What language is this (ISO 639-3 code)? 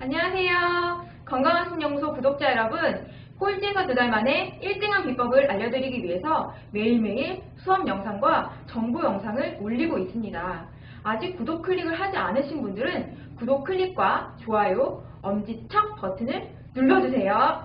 kor